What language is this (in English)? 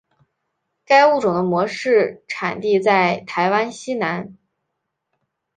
Chinese